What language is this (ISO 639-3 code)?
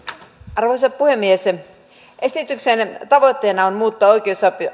fin